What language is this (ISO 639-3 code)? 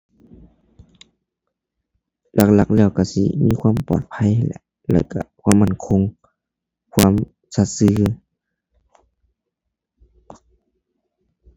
tha